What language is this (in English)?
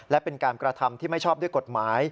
Thai